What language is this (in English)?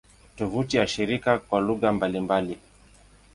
Swahili